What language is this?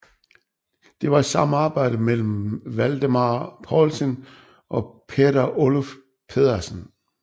Danish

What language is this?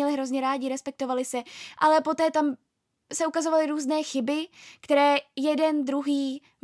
Czech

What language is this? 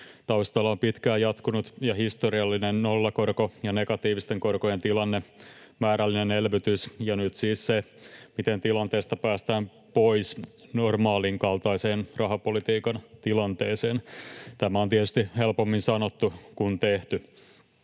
Finnish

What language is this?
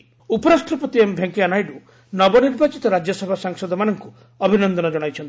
Odia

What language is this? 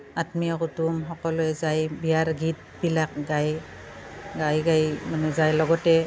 Assamese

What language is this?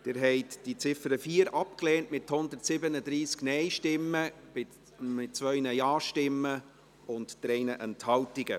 Swiss German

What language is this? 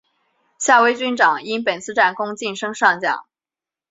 Chinese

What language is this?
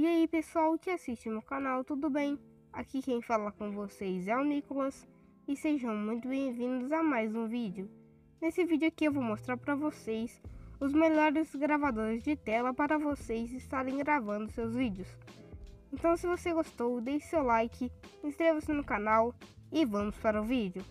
Portuguese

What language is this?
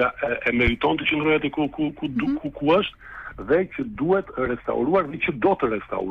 Romanian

